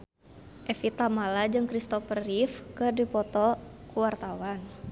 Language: Sundanese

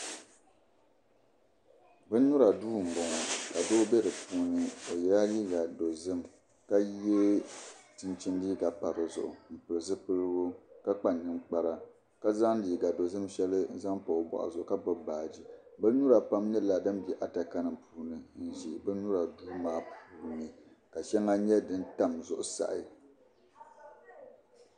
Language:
Dagbani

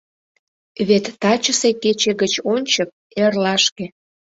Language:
Mari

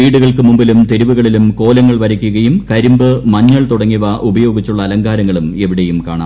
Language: Malayalam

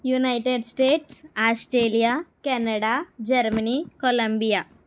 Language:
Telugu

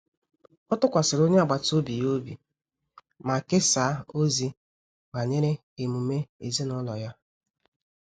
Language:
Igbo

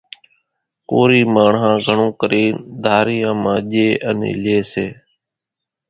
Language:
Kachi Koli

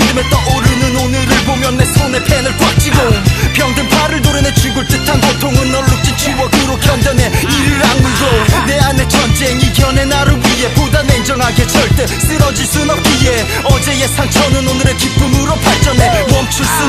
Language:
Korean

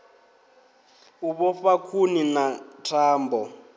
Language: Venda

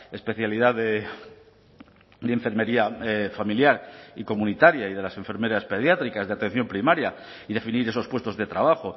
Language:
Spanish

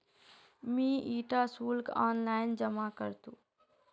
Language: Magahi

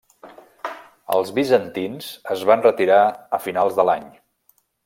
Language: Catalan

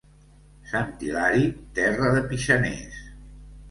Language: Catalan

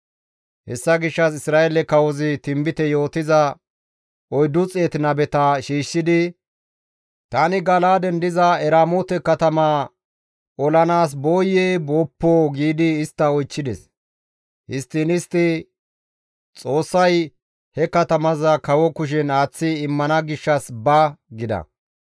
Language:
Gamo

